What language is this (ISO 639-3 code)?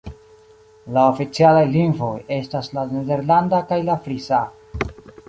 epo